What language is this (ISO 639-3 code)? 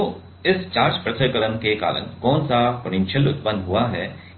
hin